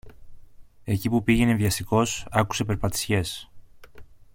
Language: Greek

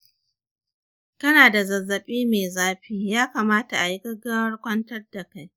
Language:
Hausa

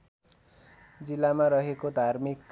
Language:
Nepali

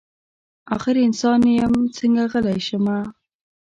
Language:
Pashto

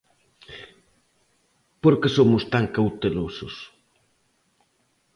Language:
Galician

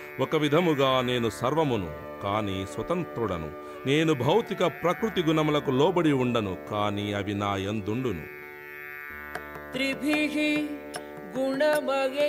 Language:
Telugu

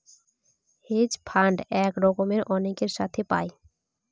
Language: Bangla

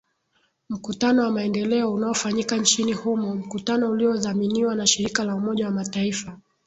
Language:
Swahili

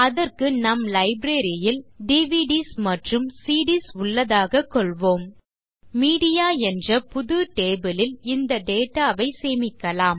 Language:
Tamil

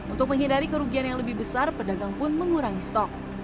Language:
Indonesian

